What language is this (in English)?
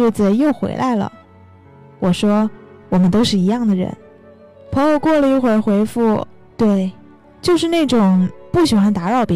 Chinese